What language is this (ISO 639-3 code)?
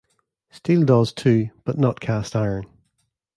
eng